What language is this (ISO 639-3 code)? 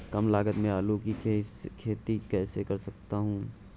hin